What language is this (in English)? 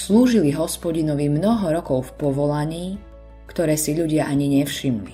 Slovak